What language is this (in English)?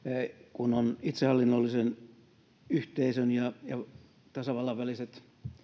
Finnish